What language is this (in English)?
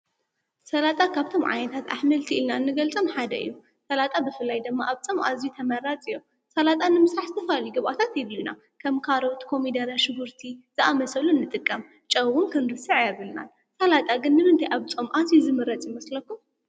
Tigrinya